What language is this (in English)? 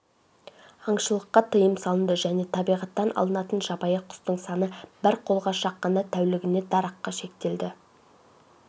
Kazakh